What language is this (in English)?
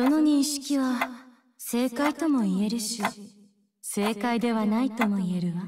Japanese